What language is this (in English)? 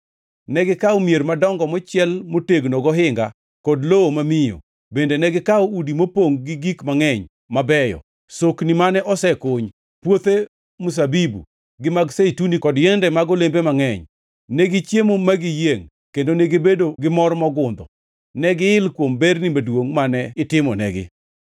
Luo (Kenya and Tanzania)